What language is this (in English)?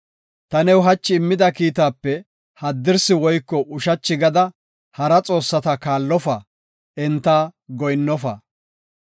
Gofa